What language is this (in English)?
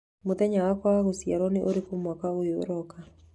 Kikuyu